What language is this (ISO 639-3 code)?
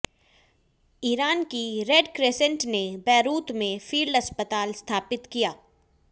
hin